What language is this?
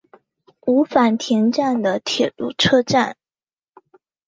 Chinese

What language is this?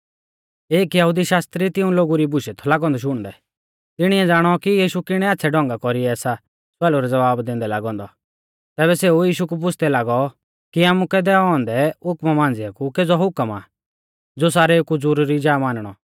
Mahasu Pahari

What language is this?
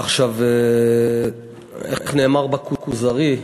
Hebrew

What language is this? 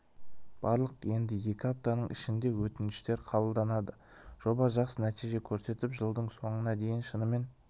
Kazakh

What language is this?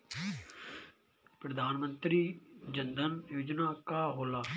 Bhojpuri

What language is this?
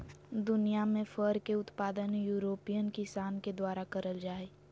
Magahi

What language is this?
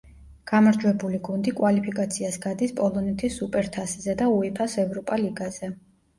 Georgian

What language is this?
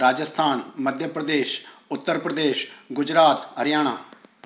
Sindhi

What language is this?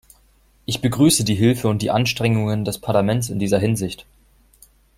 German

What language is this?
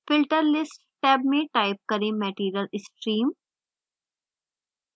Hindi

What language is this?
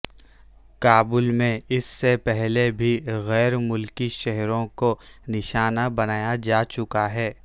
Urdu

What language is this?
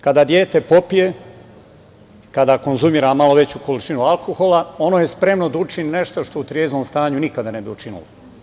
Serbian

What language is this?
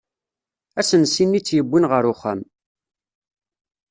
Kabyle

